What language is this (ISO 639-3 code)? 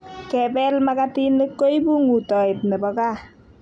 kln